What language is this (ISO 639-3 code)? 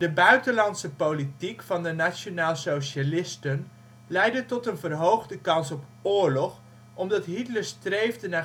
nld